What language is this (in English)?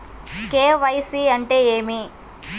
Telugu